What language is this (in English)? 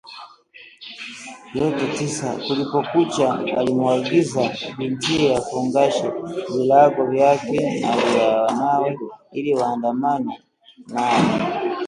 Swahili